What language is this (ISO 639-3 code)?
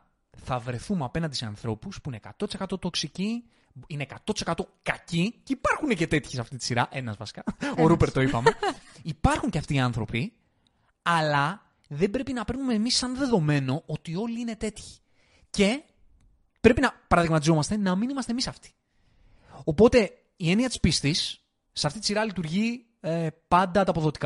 ell